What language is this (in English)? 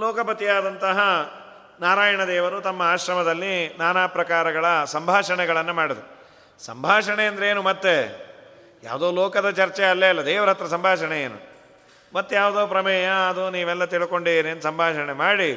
Kannada